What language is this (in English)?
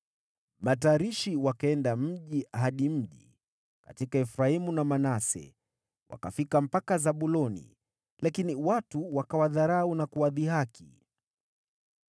Swahili